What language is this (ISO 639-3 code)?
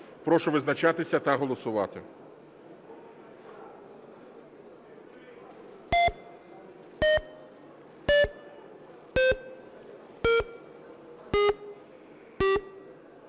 ukr